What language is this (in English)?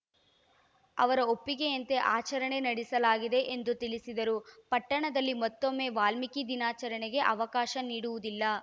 Kannada